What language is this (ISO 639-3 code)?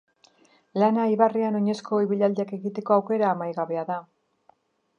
eus